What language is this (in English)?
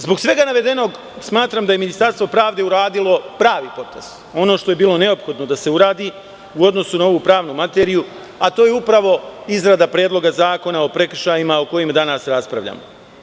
Serbian